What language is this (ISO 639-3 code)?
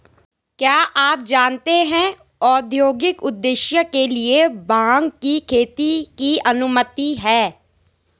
hin